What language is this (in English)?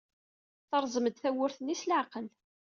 Kabyle